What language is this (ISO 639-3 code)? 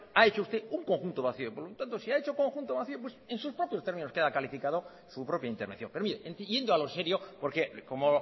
spa